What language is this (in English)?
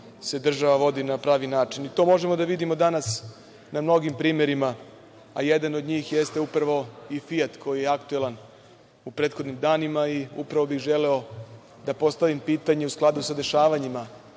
Serbian